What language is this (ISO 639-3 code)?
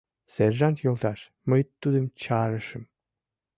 chm